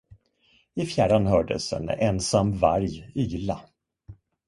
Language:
Swedish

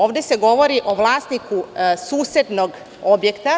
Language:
Serbian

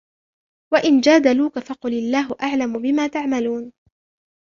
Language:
Arabic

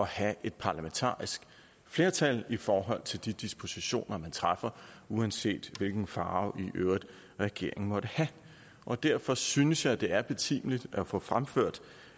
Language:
Danish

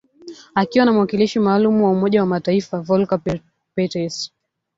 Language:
Swahili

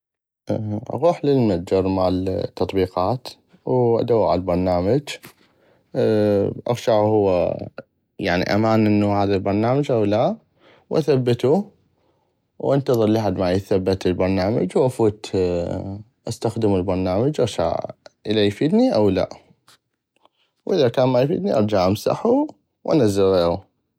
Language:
North Mesopotamian Arabic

